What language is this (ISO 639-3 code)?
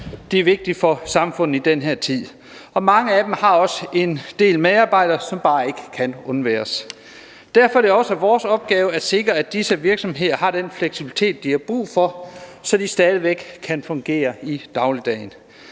dan